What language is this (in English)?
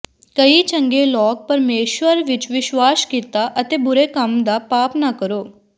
Punjabi